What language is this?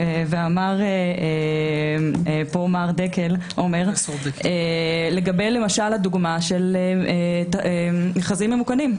Hebrew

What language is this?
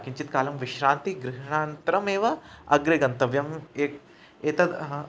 Sanskrit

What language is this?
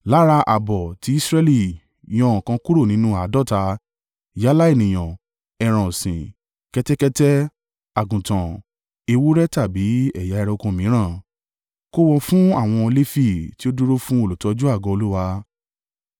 Yoruba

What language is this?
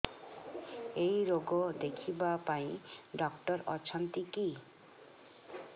Odia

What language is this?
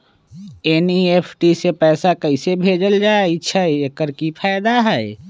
Magahi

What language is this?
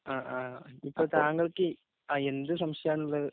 Malayalam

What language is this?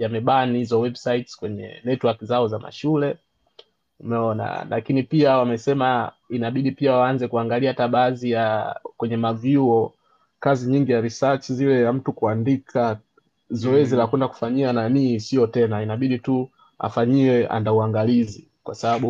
Swahili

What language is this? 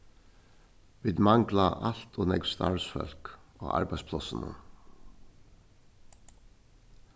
Faroese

